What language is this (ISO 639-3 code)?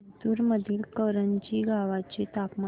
mar